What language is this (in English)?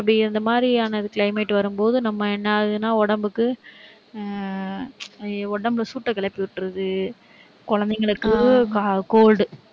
Tamil